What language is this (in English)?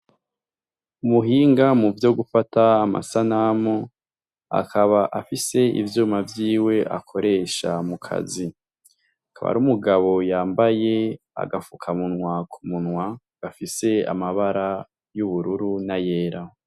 Rundi